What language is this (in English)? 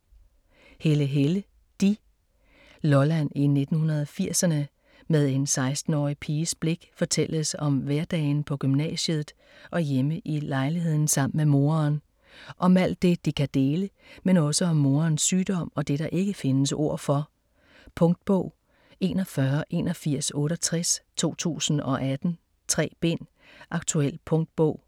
Danish